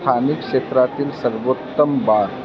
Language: Marathi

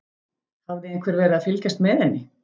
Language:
Icelandic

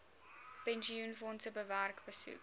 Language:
Afrikaans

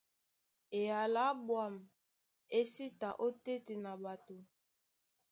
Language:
Duala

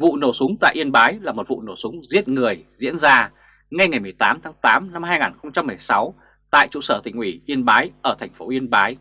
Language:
Vietnamese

